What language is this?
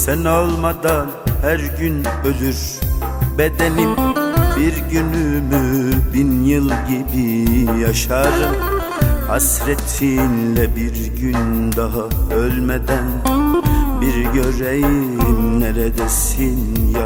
Turkish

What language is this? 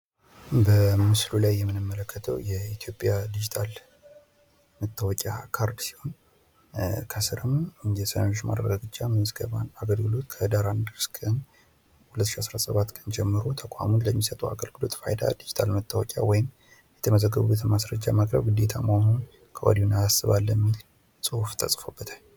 Amharic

